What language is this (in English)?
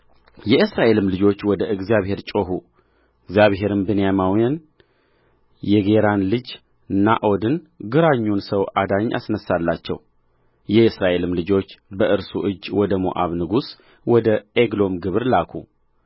Amharic